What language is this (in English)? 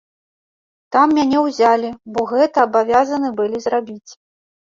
Belarusian